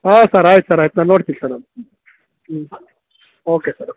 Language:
Kannada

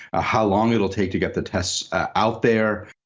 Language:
English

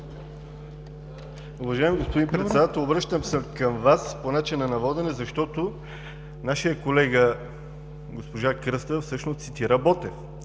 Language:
Bulgarian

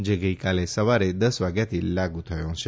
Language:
Gujarati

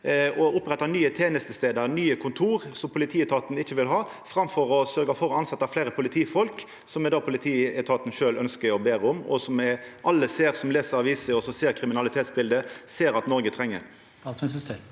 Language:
Norwegian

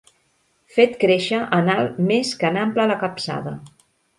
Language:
Catalan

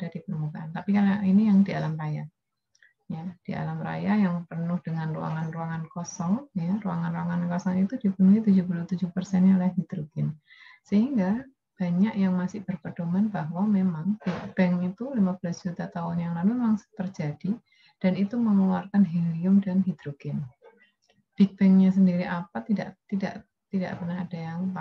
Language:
Indonesian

